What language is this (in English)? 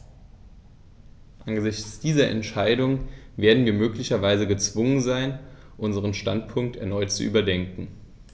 German